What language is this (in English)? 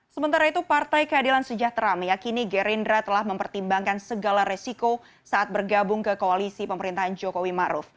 Indonesian